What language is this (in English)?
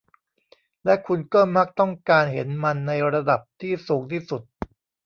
Thai